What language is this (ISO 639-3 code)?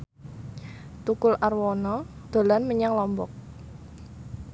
jav